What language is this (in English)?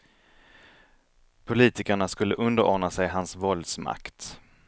Swedish